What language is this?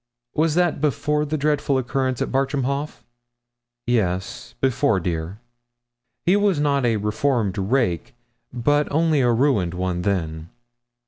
English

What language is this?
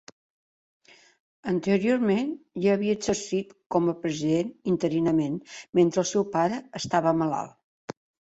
Catalan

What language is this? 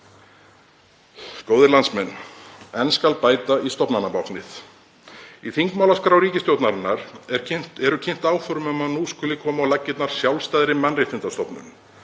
Icelandic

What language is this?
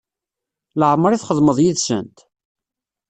Kabyle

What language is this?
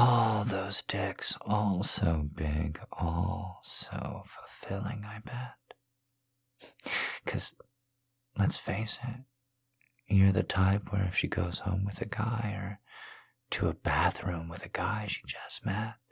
English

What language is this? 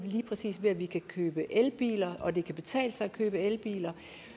Danish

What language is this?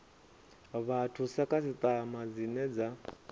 Venda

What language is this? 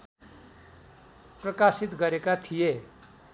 Nepali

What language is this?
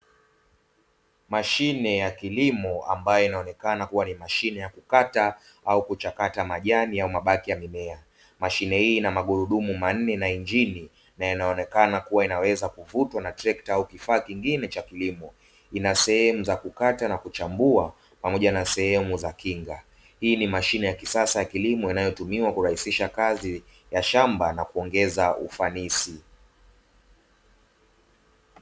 Swahili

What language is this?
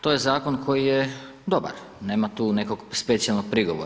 Croatian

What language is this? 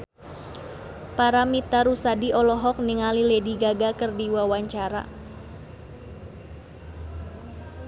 Sundanese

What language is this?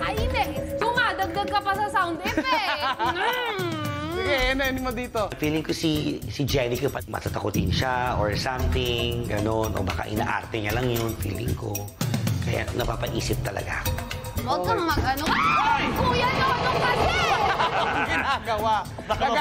Filipino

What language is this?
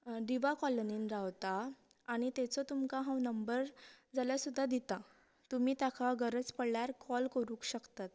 Konkani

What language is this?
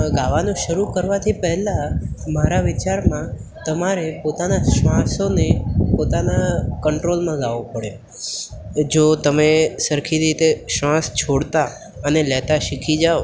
Gujarati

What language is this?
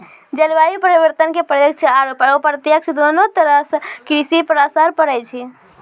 Maithili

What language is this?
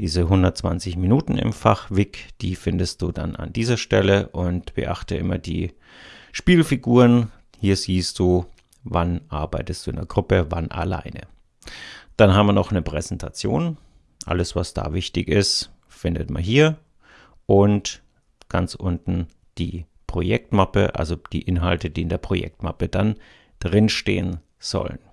German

